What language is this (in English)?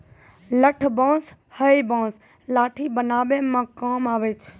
Maithili